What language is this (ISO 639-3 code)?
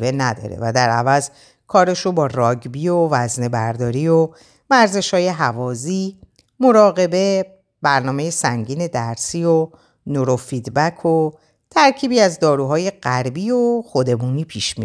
fas